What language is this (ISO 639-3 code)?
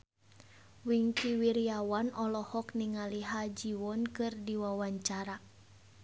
sun